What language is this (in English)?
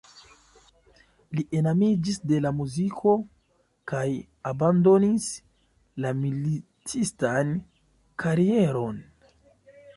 Esperanto